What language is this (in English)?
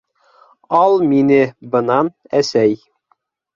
Bashkir